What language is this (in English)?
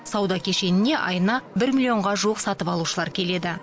Kazakh